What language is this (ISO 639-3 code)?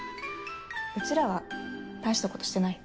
jpn